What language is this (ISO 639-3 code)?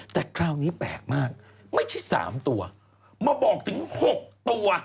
tha